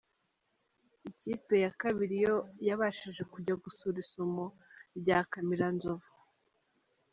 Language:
Kinyarwanda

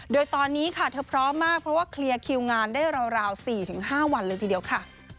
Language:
Thai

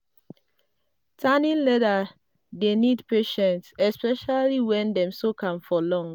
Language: Nigerian Pidgin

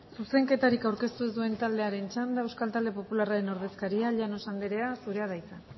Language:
Basque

